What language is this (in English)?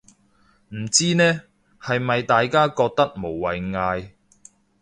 Cantonese